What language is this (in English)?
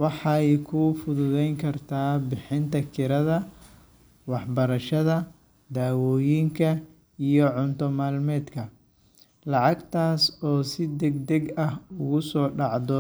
Somali